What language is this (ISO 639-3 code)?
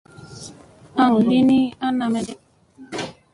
mse